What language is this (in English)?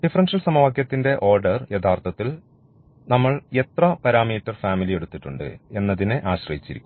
Malayalam